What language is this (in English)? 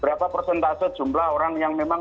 Indonesian